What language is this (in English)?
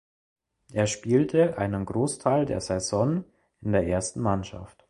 German